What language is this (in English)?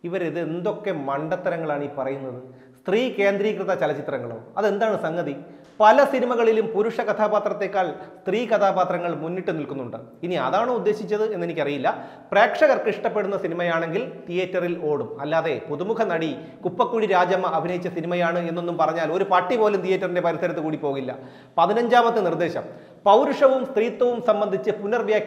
Indonesian